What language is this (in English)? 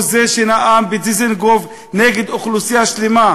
Hebrew